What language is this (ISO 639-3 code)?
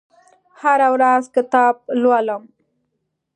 pus